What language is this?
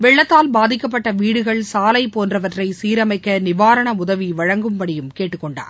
Tamil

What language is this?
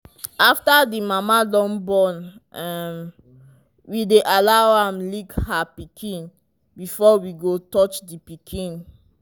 Nigerian Pidgin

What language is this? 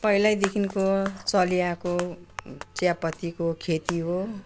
Nepali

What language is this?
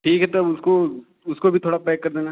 Hindi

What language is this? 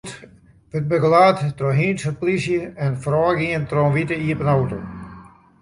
Western Frisian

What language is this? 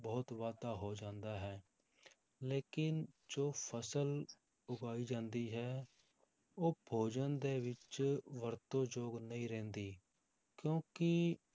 Punjabi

